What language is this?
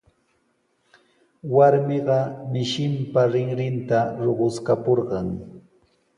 Sihuas Ancash Quechua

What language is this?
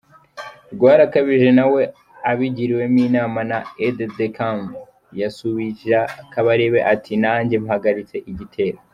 Kinyarwanda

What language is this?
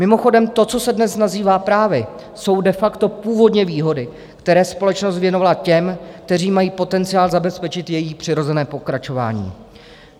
Czech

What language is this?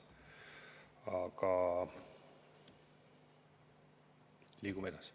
Estonian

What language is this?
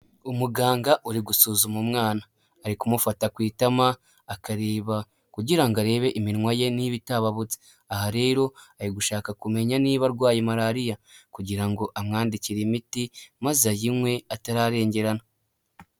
Kinyarwanda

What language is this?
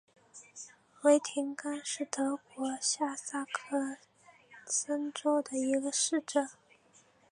Chinese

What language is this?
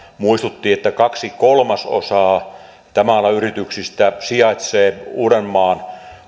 Finnish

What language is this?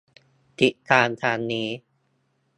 Thai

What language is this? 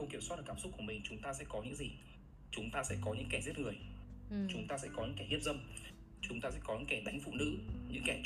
Vietnamese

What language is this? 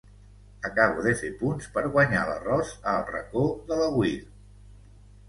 Catalan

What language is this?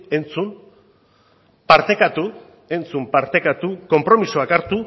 Basque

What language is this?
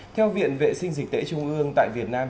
Vietnamese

